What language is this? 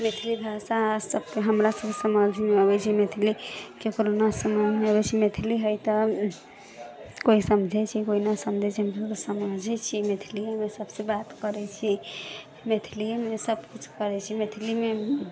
Maithili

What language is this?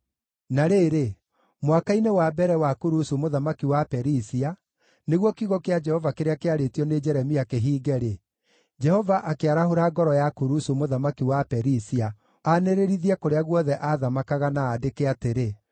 Kikuyu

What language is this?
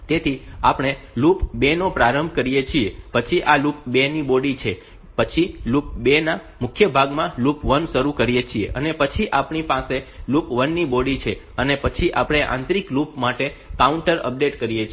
Gujarati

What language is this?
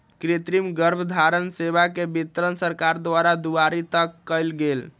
Magahi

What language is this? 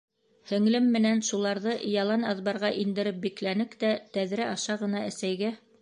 Bashkir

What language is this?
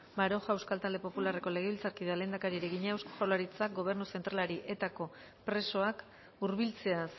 Basque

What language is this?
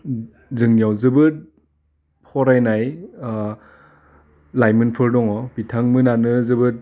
Bodo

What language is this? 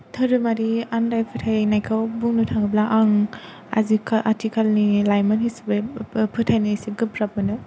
Bodo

